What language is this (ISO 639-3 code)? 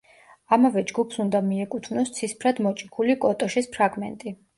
kat